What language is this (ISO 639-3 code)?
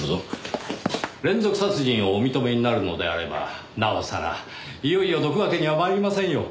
jpn